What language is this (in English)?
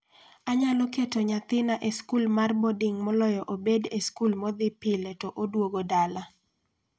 Luo (Kenya and Tanzania)